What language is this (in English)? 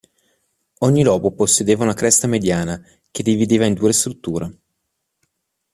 Italian